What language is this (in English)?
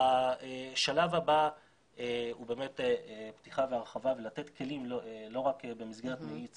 Hebrew